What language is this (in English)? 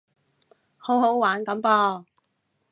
Cantonese